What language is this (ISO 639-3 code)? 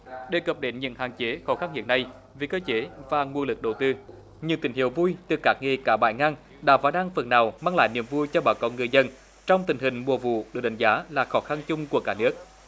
vie